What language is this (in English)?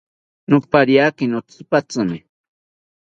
South Ucayali Ashéninka